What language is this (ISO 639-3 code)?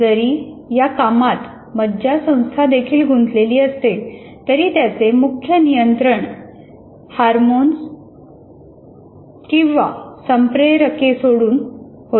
mar